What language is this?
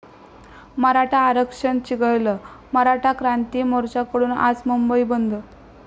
Marathi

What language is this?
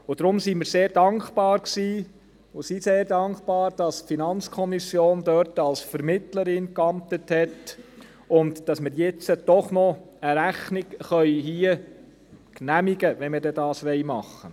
Swiss German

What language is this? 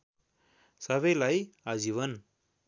Nepali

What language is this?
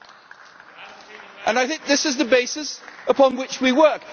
English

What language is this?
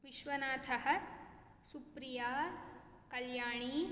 Sanskrit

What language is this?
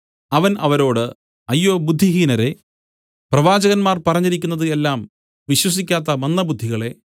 Malayalam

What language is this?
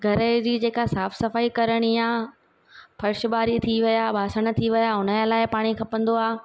Sindhi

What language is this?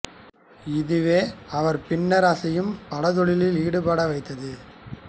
Tamil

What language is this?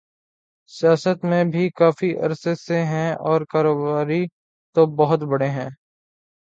Urdu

